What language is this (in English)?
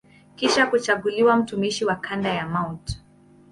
Swahili